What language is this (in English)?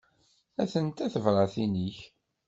Kabyle